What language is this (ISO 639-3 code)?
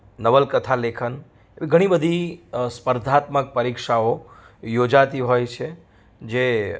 guj